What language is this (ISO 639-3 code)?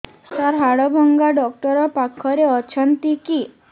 ori